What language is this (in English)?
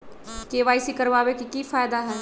Magahi